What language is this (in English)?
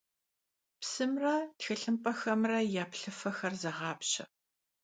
Kabardian